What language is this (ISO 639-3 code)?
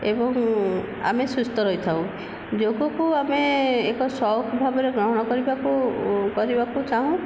ori